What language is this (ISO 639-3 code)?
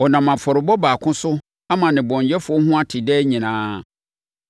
aka